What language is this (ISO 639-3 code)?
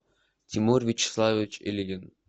rus